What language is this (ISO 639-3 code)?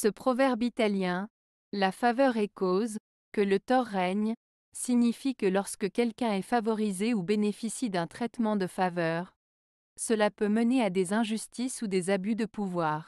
fra